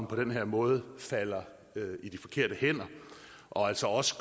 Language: Danish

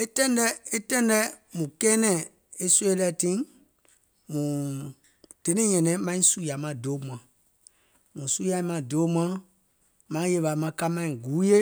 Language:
Gola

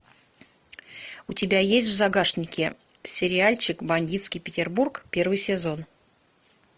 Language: Russian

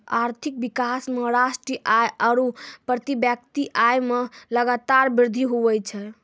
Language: Maithili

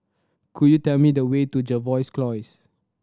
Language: English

